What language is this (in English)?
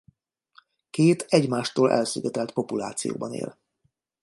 Hungarian